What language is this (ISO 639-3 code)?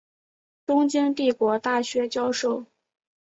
zho